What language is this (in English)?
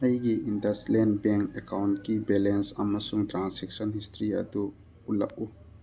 Manipuri